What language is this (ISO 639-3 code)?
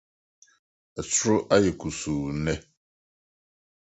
aka